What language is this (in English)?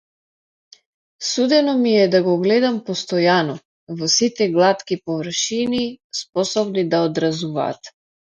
Macedonian